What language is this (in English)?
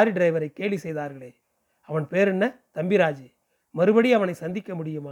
Tamil